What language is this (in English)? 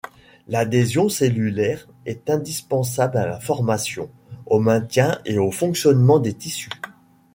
French